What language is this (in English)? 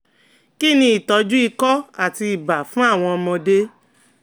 Yoruba